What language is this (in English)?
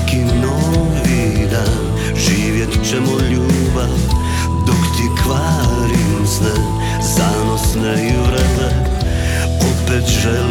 Croatian